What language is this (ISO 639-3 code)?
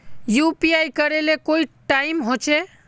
mag